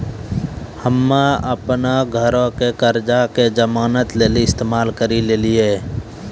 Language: Maithili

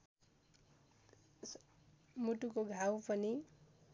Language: Nepali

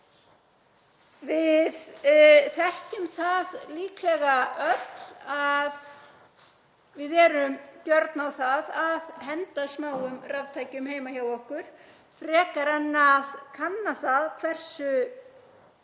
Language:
Icelandic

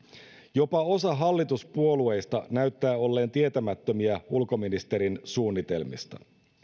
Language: Finnish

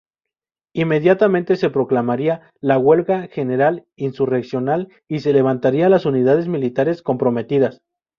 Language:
Spanish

